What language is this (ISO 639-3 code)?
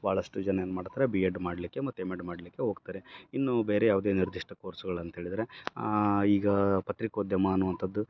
kan